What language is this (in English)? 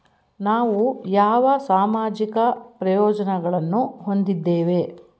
Kannada